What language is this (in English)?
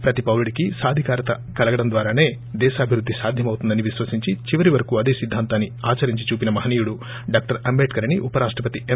Telugu